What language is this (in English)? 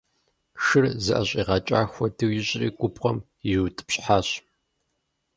Kabardian